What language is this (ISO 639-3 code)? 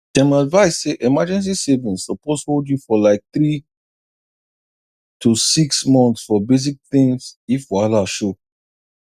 pcm